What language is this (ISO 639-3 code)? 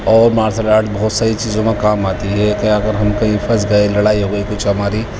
urd